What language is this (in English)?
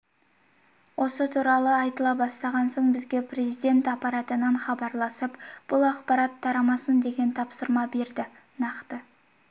Kazakh